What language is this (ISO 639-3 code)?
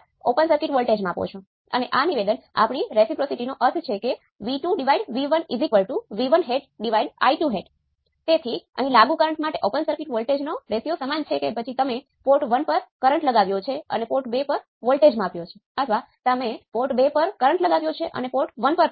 guj